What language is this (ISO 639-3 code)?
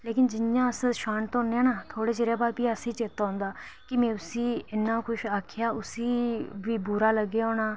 doi